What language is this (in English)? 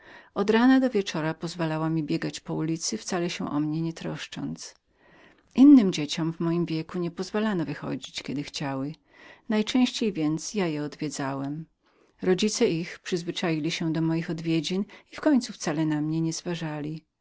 Polish